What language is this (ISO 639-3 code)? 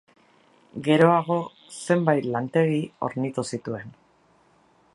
eus